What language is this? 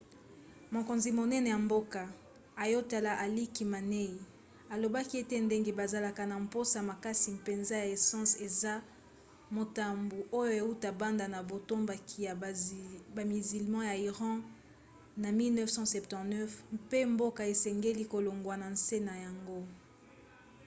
Lingala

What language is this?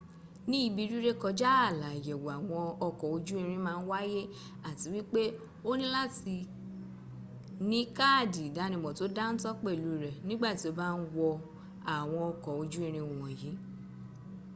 Yoruba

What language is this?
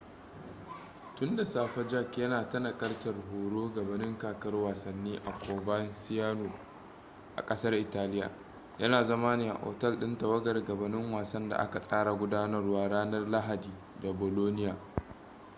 Hausa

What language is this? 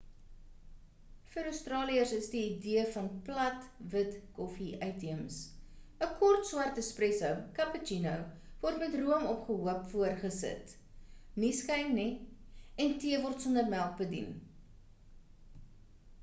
Afrikaans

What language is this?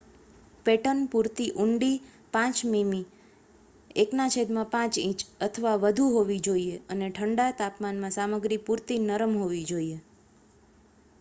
Gujarati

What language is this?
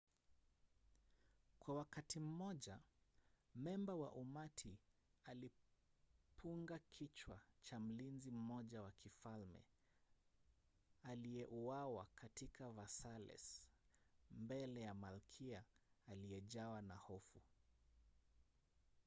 Swahili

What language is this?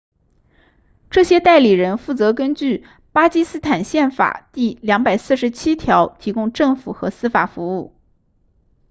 Chinese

